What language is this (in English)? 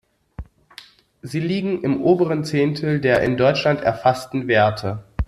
German